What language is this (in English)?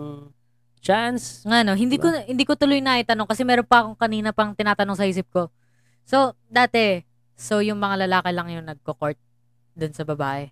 Filipino